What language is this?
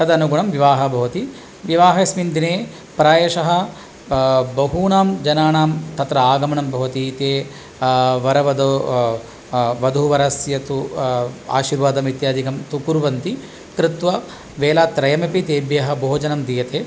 Sanskrit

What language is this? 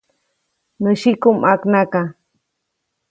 Copainalá Zoque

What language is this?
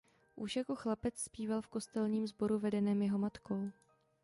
Czech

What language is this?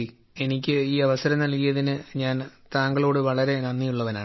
Malayalam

